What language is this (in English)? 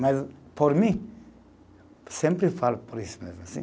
Portuguese